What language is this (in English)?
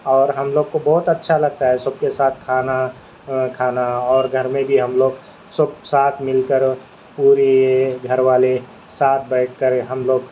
Urdu